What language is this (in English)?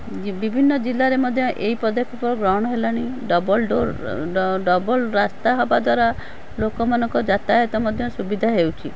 Odia